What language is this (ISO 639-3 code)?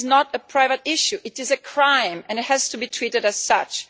eng